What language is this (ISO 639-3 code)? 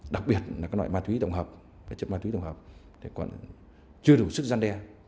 vie